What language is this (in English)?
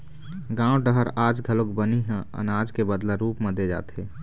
Chhattisgarhi